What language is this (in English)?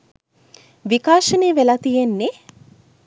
Sinhala